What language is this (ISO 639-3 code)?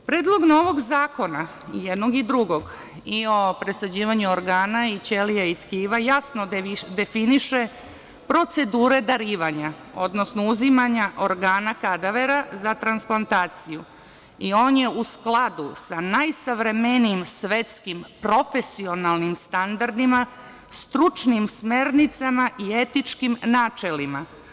srp